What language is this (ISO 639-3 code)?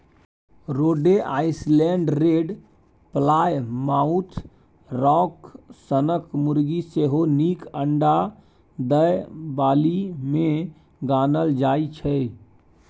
mai